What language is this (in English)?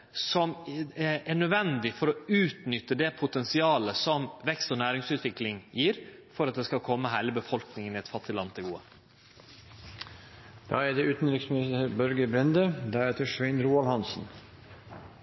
Norwegian